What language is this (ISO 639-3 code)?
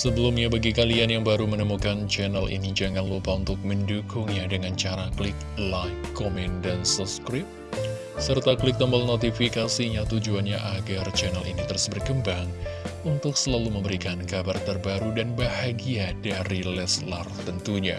ind